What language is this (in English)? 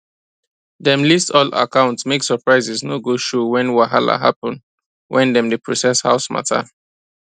Nigerian Pidgin